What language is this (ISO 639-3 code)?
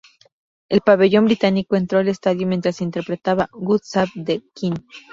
spa